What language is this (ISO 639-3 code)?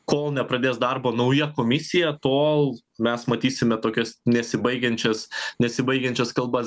lit